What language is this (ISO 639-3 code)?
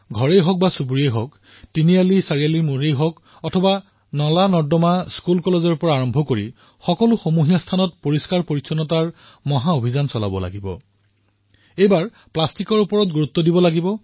asm